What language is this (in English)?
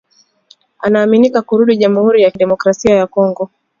Swahili